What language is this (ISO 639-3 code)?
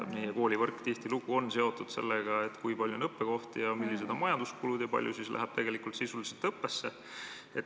est